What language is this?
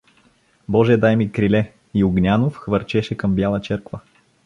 Bulgarian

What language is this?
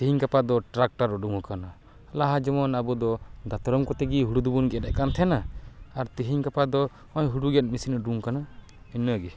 Santali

